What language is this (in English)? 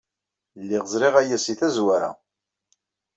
Kabyle